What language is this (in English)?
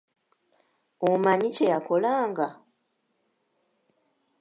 Ganda